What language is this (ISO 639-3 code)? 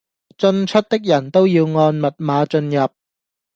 yue